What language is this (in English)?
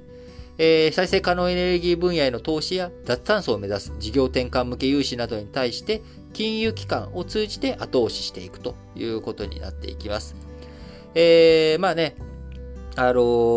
Japanese